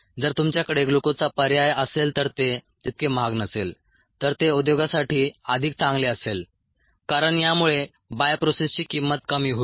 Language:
Marathi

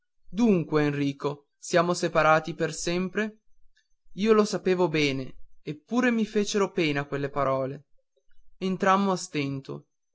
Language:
Italian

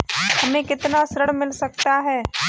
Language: Hindi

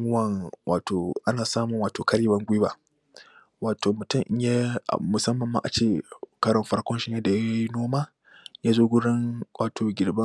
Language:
Hausa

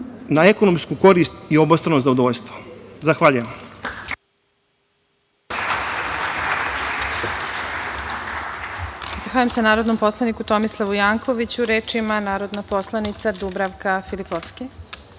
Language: Serbian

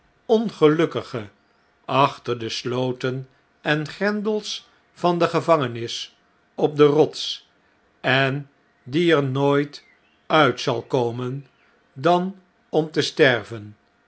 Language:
Dutch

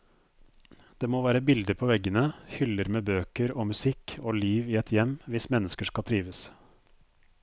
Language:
Norwegian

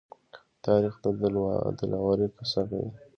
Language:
Pashto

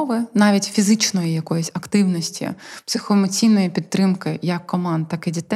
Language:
Ukrainian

